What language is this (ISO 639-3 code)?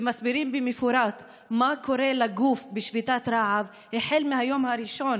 heb